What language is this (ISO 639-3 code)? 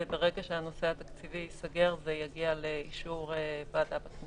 heb